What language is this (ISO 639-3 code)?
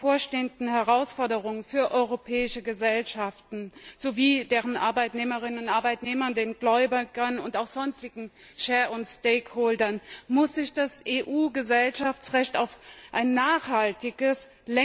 deu